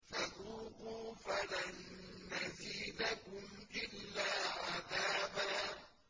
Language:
Arabic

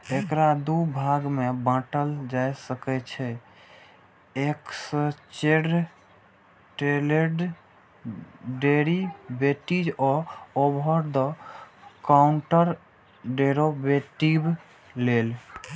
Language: Maithili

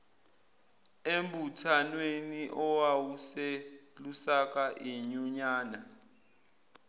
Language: Zulu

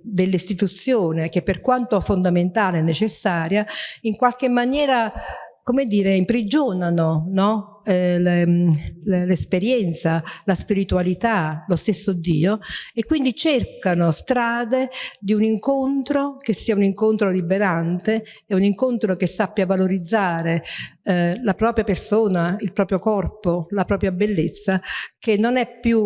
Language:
Italian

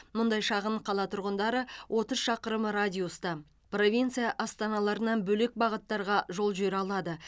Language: Kazakh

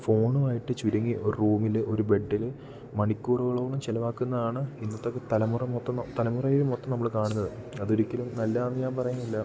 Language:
Malayalam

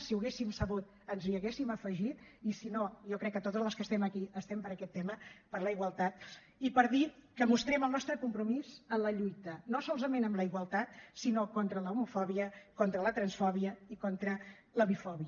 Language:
Catalan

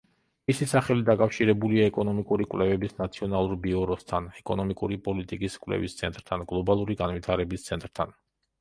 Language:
Georgian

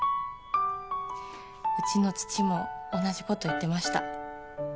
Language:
Japanese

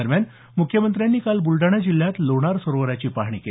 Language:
Marathi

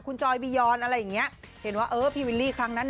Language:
Thai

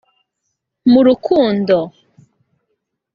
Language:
Kinyarwanda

